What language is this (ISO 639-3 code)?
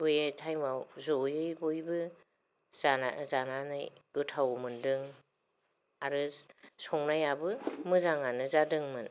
brx